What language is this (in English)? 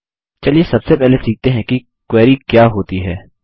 Hindi